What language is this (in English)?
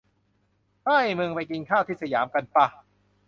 Thai